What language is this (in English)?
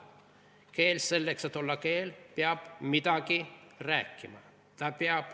Estonian